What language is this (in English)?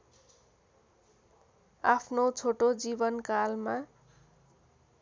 Nepali